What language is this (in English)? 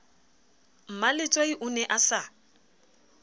Southern Sotho